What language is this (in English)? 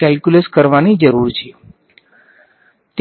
Gujarati